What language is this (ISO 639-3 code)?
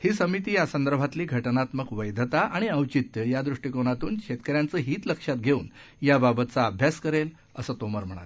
mar